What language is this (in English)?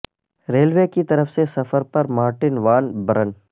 Urdu